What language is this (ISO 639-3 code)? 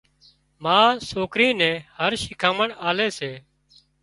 kxp